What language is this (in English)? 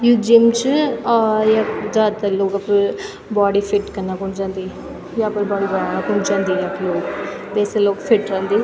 Garhwali